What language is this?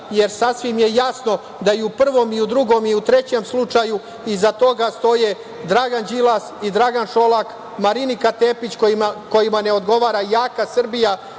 Serbian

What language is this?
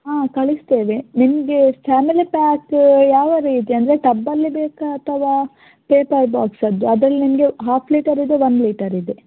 Kannada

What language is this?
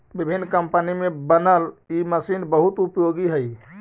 Magahi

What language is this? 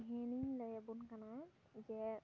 Santali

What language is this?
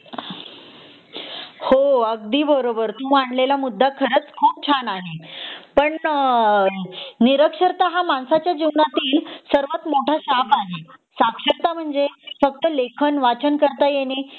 Marathi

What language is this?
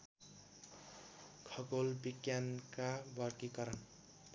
Nepali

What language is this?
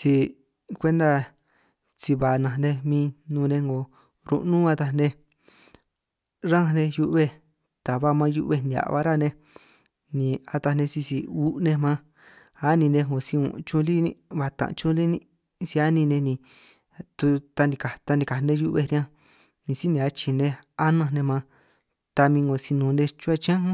San Martín Itunyoso Triqui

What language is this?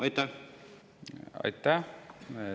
Estonian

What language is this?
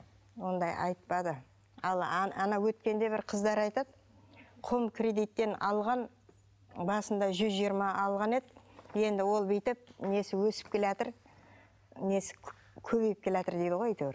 Kazakh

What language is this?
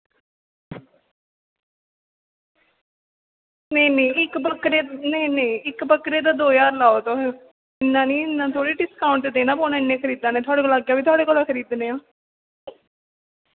Dogri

